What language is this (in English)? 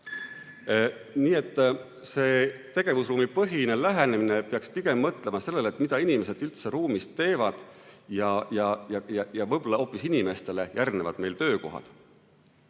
Estonian